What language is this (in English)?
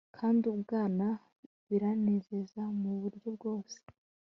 Kinyarwanda